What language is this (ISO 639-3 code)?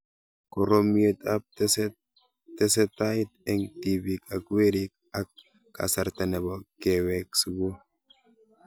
kln